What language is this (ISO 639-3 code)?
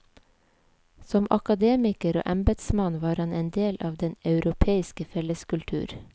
nor